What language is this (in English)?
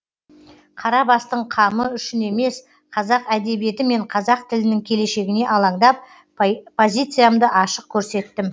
Kazakh